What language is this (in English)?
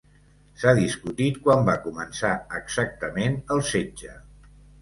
Catalan